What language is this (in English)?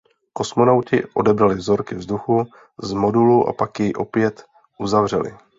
Czech